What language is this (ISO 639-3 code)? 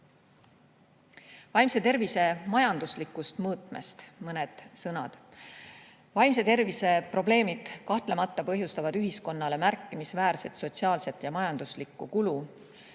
est